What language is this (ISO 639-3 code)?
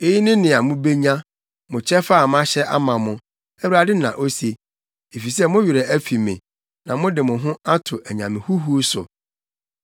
aka